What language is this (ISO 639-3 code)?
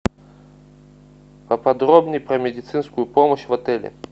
rus